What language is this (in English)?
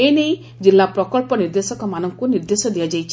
Odia